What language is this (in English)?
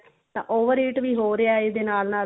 Punjabi